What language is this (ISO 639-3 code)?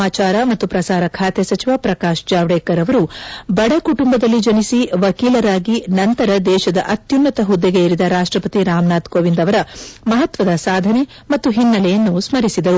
kan